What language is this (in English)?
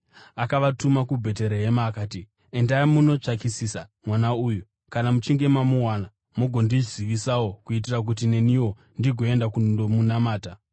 Shona